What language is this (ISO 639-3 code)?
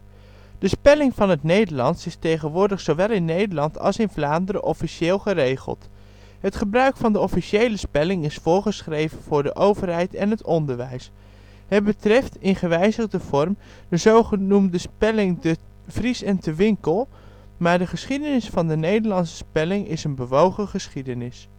nld